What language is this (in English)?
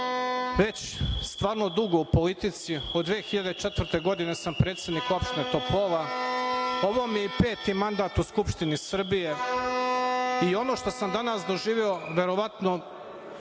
Serbian